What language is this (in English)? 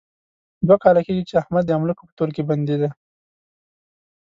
Pashto